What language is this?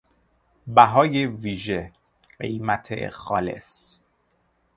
Persian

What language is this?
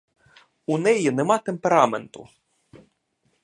Ukrainian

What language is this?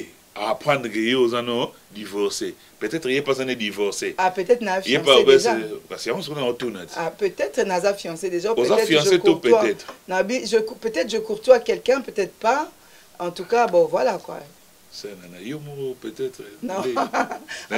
French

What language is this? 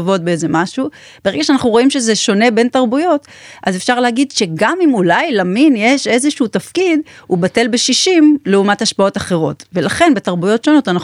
Hebrew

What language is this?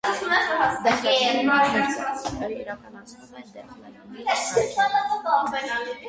Armenian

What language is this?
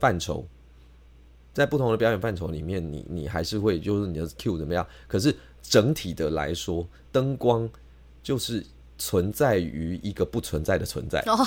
Chinese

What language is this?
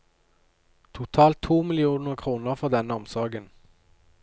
Norwegian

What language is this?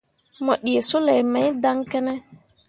Mundang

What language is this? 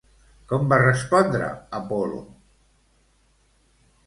Catalan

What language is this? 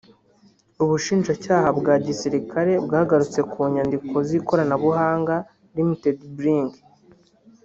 Kinyarwanda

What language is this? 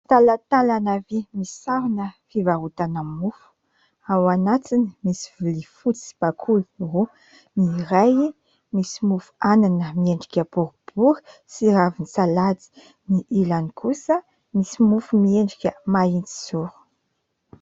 Malagasy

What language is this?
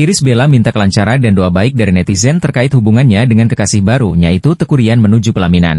Indonesian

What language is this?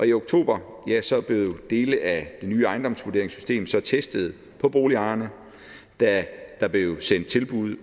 Danish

